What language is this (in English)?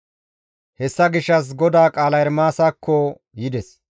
Gamo